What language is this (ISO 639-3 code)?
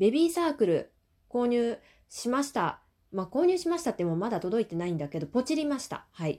jpn